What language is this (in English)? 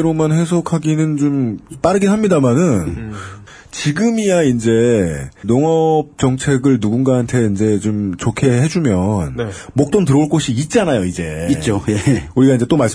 Korean